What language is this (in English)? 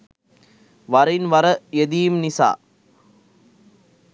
Sinhala